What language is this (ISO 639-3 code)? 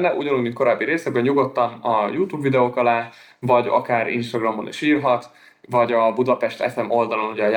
hun